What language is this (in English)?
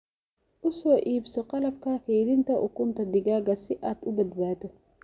Somali